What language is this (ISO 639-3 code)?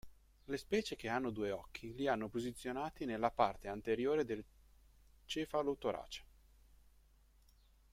ita